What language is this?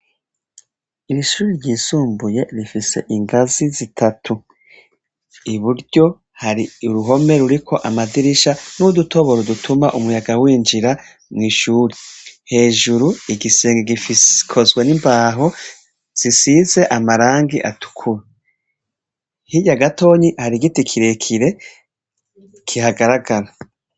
Rundi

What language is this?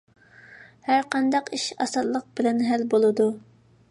Uyghur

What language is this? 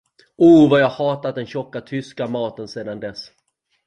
Swedish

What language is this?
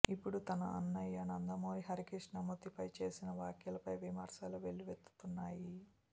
Telugu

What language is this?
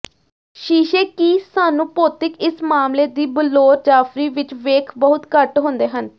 Punjabi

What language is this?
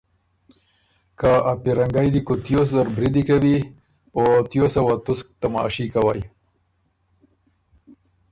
Ormuri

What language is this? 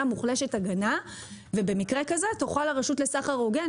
Hebrew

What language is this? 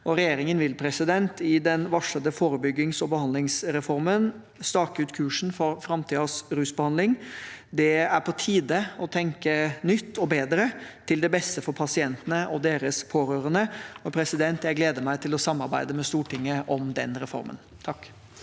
Norwegian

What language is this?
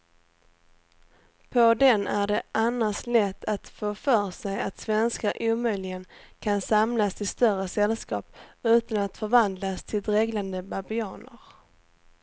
Swedish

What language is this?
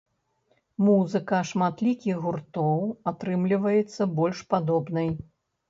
Belarusian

